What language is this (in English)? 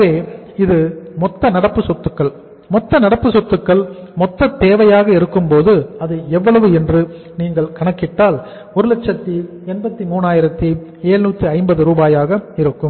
Tamil